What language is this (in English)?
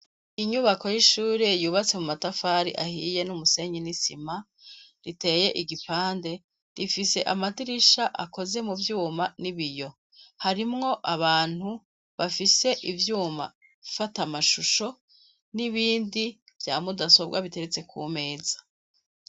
Rundi